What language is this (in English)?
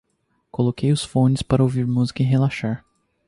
Portuguese